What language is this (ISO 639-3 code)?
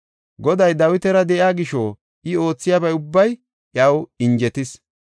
gof